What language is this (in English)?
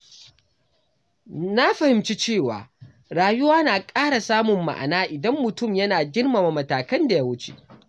Hausa